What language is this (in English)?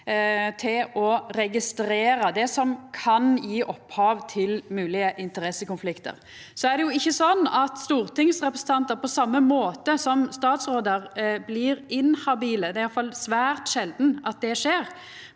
Norwegian